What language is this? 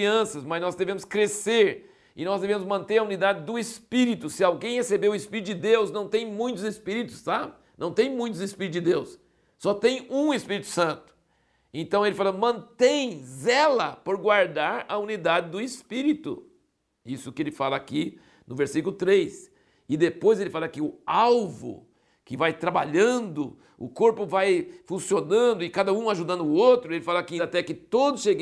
Portuguese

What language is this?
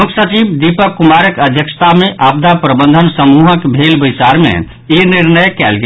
Maithili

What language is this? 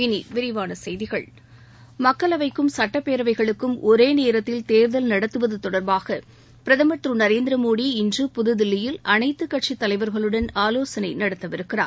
Tamil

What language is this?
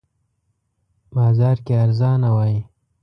Pashto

